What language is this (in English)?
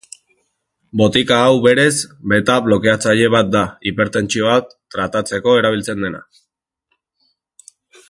Basque